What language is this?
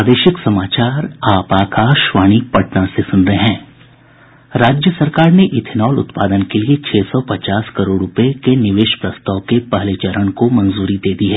Hindi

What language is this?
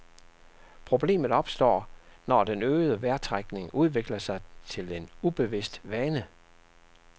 Danish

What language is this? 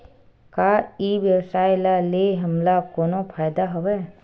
Chhattisgarhi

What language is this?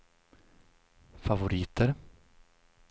Swedish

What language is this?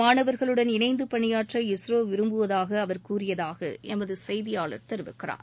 Tamil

